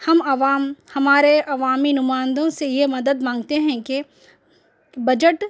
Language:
Urdu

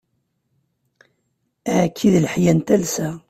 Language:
Kabyle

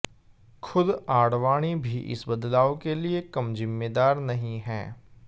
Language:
Hindi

